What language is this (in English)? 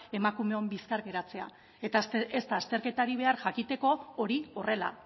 Basque